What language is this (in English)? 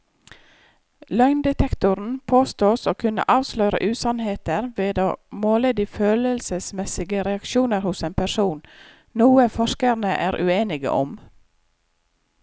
Norwegian